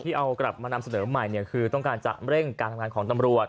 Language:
Thai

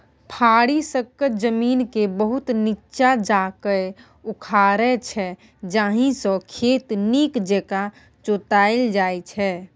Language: Maithili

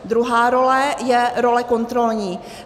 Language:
Czech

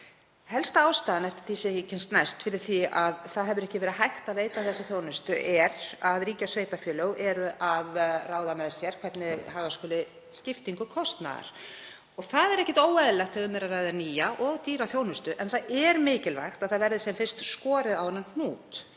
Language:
Icelandic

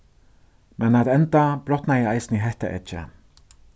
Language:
Faroese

